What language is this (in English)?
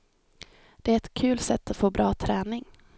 Swedish